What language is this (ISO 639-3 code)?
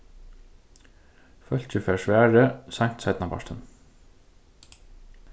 fao